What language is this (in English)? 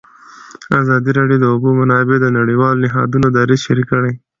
Pashto